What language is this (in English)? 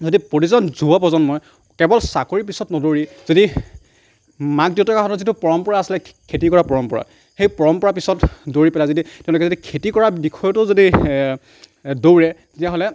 Assamese